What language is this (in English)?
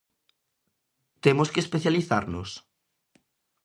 Galician